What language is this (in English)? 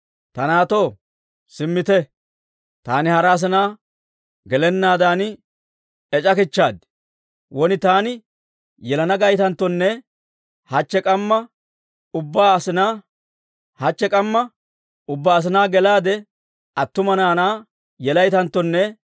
Dawro